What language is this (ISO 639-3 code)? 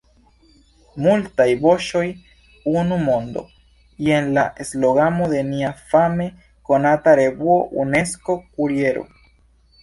epo